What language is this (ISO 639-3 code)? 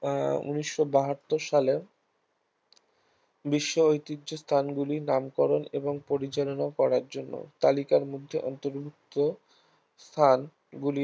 ben